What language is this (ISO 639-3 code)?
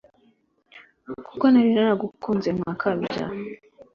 kin